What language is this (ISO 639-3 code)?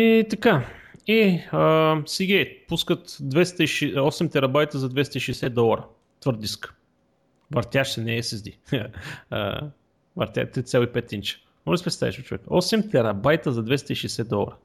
bul